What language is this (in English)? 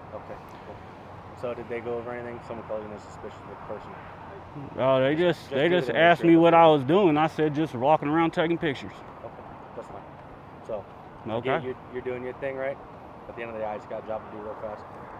English